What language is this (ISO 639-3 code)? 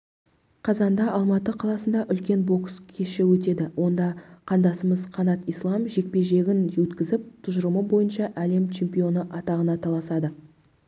kaz